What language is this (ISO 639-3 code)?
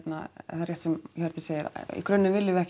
isl